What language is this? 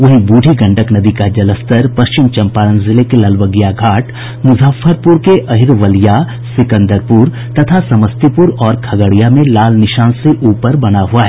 Hindi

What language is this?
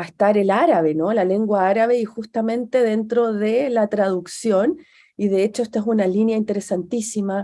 Spanish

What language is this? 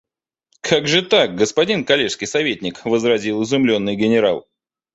Russian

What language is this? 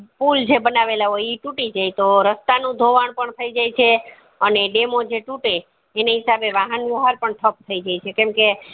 Gujarati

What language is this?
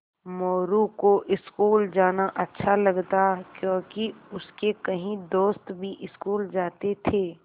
Hindi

